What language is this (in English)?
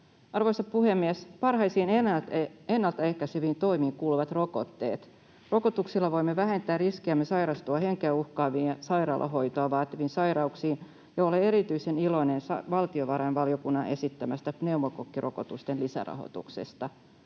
Finnish